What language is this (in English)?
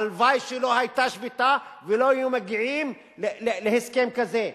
Hebrew